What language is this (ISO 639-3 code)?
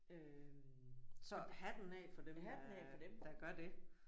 dan